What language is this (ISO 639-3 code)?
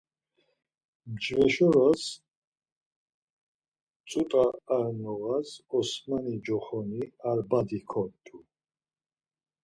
lzz